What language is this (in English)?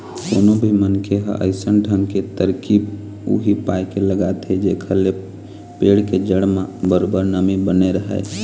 Chhattisgarhi